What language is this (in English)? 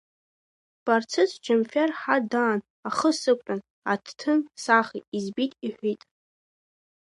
Abkhazian